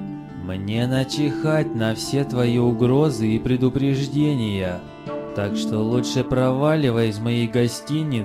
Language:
Russian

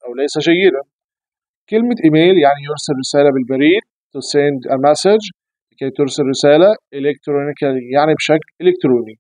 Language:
Arabic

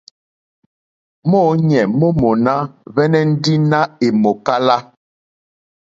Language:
Mokpwe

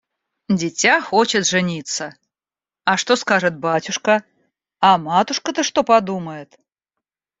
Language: Russian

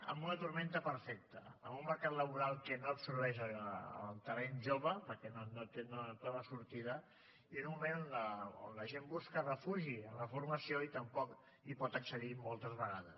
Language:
Catalan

